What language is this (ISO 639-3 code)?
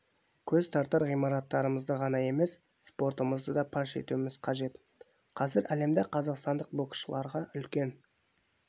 kaz